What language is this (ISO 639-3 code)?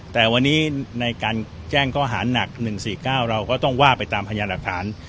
tha